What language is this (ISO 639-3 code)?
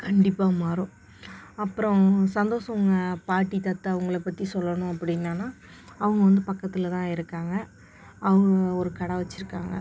tam